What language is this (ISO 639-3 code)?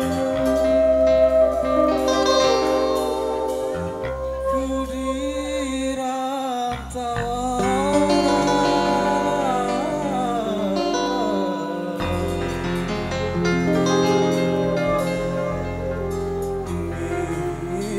ara